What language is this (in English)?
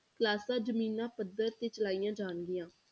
Punjabi